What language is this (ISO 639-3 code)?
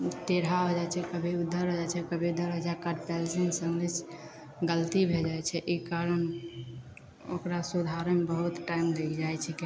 mai